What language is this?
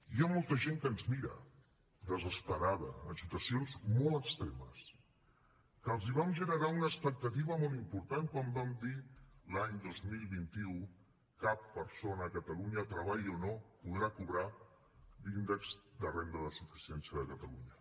Catalan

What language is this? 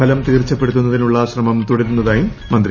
Malayalam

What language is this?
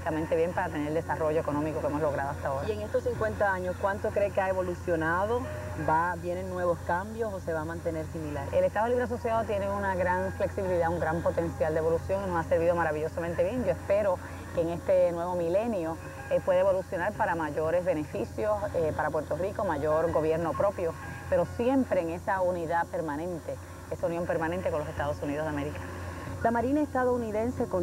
Spanish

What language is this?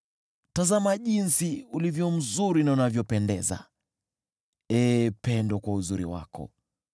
Swahili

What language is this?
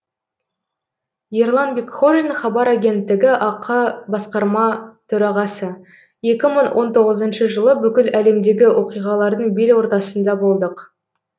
Kazakh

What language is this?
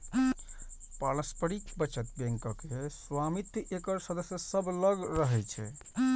Maithili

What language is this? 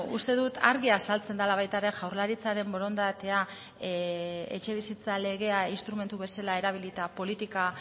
Basque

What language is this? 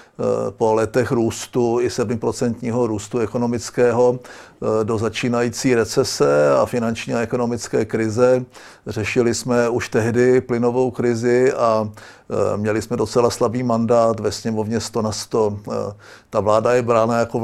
Czech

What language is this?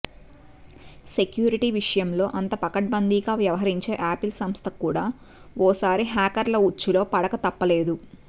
Telugu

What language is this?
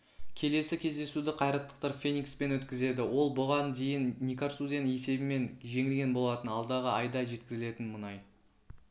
Kazakh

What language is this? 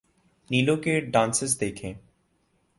Urdu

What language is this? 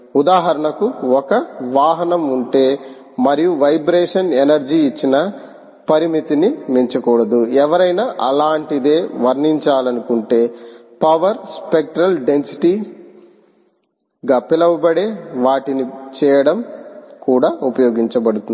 Telugu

